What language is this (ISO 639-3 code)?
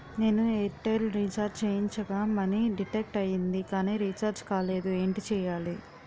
tel